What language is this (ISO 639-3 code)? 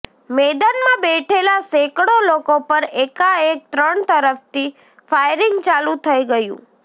guj